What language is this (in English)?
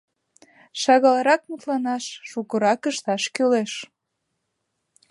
Mari